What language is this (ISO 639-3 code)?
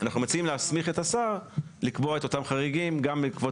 heb